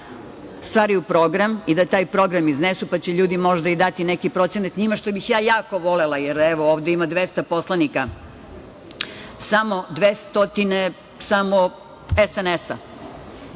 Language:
Serbian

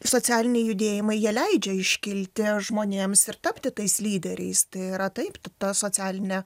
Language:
Lithuanian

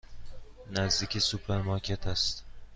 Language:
Persian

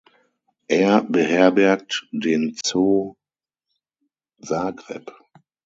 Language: German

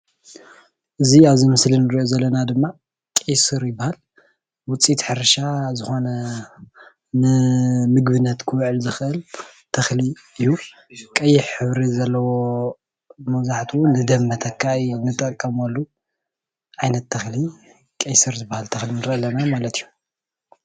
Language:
Tigrinya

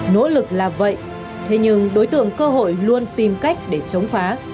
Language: Vietnamese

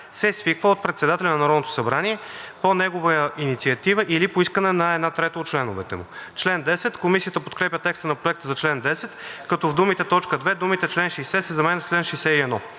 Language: Bulgarian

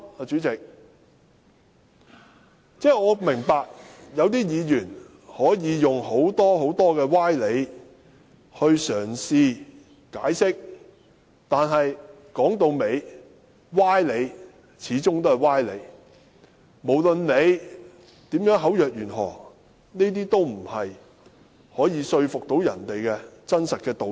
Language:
Cantonese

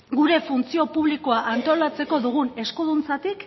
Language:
Basque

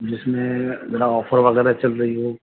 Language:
Urdu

